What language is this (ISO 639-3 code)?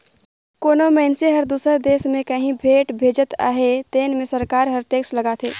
hne